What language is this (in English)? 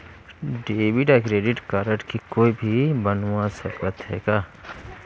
Chhattisgarhi